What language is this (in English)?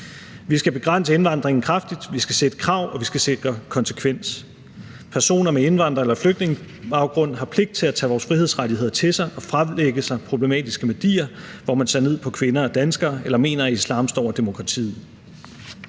Danish